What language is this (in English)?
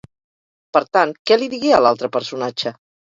Catalan